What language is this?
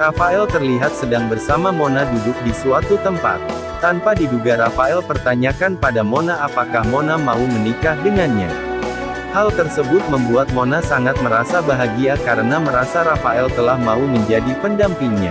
Indonesian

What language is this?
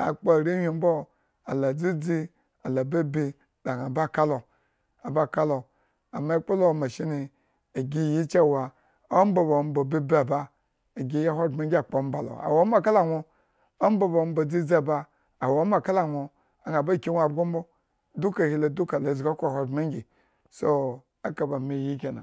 Eggon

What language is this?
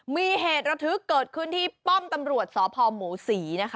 Thai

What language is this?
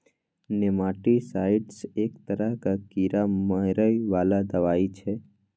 Maithili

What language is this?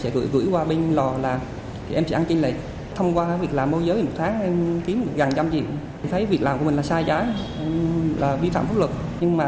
Vietnamese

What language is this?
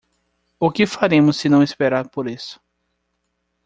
Portuguese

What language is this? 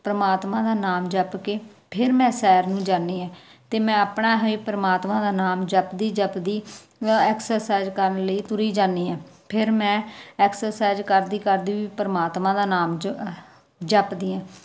Punjabi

